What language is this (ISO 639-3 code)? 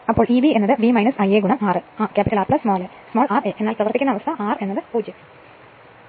mal